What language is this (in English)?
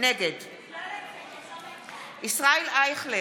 Hebrew